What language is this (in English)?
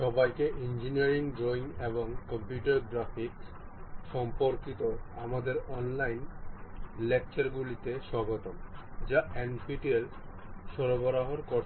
Bangla